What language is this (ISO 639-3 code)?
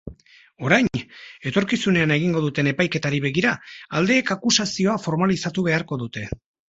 eus